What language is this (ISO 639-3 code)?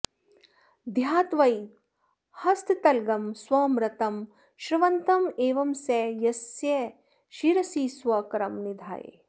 san